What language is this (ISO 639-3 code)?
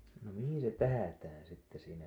fin